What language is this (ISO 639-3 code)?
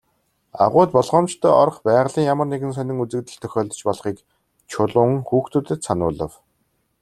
mon